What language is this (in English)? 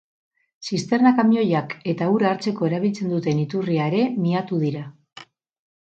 Basque